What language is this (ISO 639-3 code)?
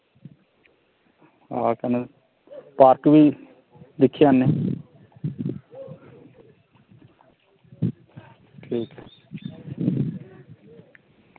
doi